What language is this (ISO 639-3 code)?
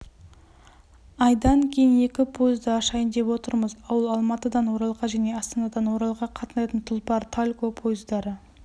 kaz